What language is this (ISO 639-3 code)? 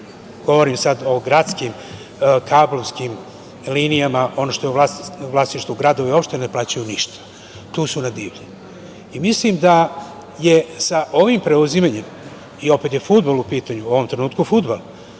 srp